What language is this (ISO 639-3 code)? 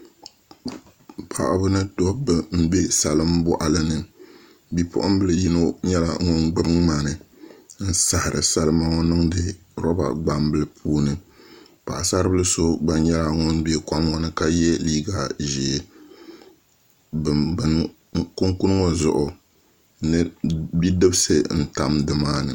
dag